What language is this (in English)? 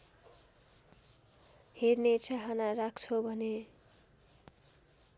Nepali